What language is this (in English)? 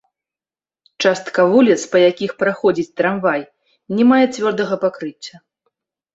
Belarusian